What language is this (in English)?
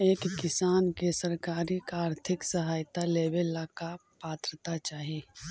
Magahi